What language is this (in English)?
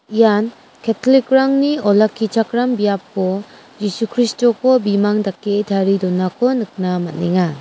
Garo